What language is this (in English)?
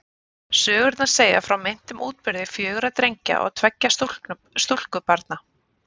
Icelandic